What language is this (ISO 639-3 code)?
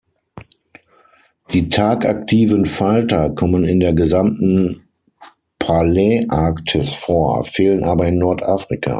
deu